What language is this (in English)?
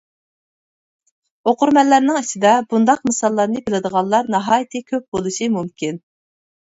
Uyghur